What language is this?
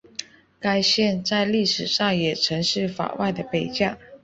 Chinese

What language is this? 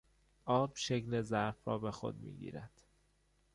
Persian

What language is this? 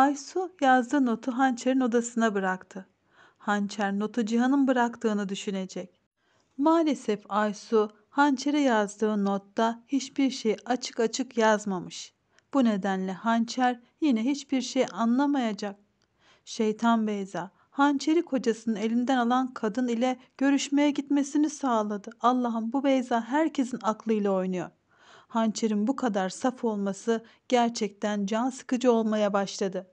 Turkish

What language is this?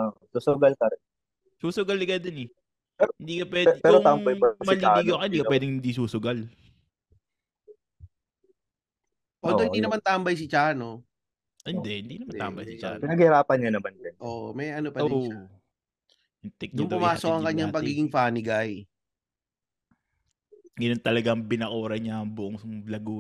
Filipino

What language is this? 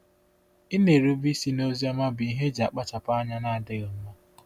Igbo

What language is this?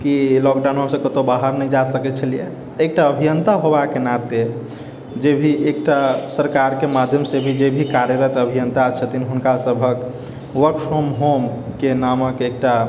Maithili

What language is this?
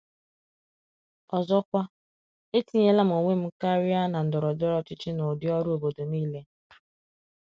Igbo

